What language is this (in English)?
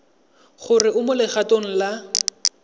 Tswana